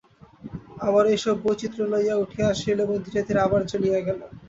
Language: Bangla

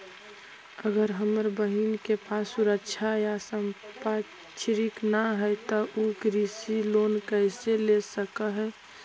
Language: Magahi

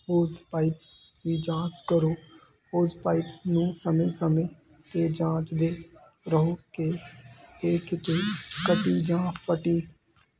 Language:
Punjabi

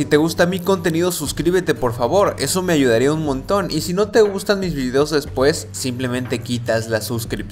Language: Spanish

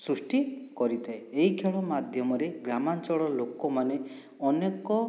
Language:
Odia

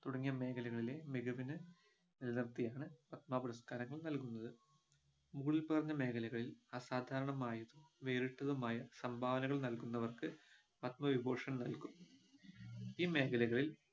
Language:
Malayalam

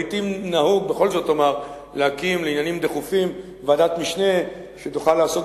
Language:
Hebrew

